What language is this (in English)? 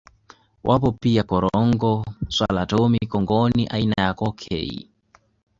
Swahili